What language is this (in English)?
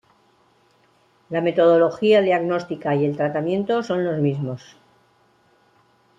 Spanish